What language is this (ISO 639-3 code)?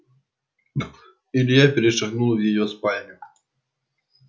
rus